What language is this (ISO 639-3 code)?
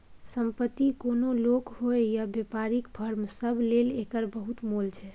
mai